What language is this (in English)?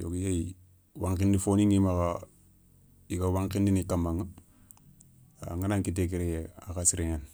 Soninke